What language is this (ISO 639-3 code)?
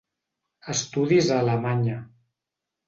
cat